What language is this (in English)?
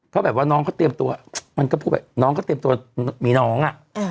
Thai